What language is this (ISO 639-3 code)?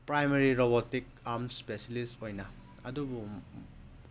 mni